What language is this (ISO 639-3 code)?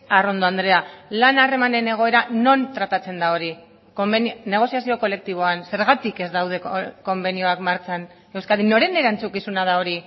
eus